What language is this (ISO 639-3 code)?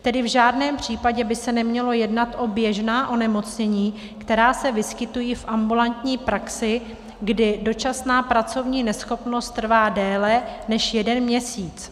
ces